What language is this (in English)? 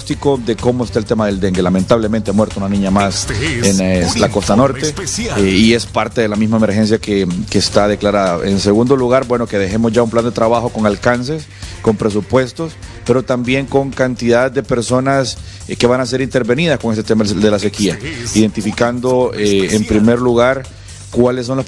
Spanish